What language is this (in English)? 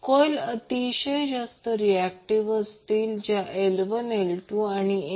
Marathi